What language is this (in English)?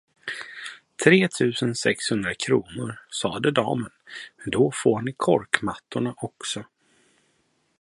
Swedish